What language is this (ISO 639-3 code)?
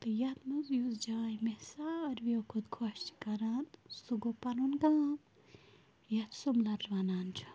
kas